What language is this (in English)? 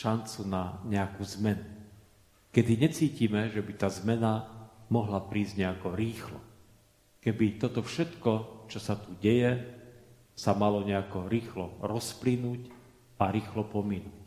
Slovak